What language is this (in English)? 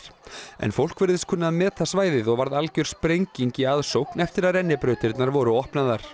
Icelandic